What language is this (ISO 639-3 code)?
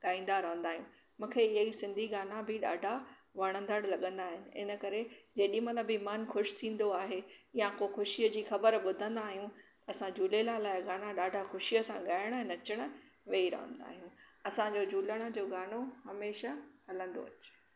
snd